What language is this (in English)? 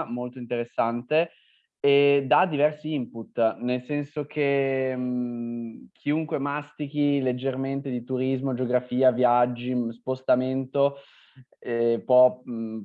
Italian